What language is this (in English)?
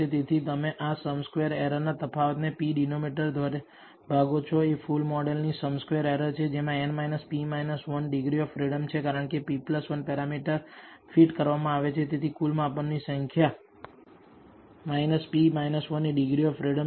Gujarati